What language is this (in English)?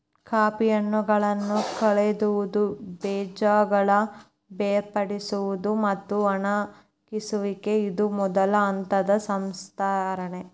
Kannada